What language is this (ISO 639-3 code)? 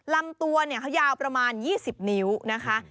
tha